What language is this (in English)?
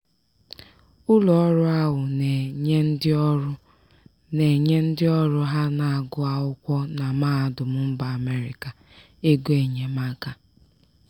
Igbo